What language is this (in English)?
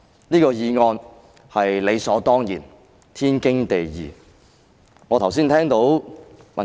Cantonese